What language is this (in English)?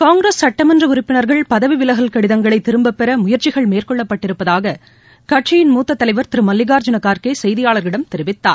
Tamil